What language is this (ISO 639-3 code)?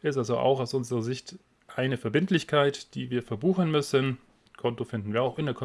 deu